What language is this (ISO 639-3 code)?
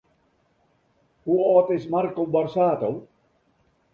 fry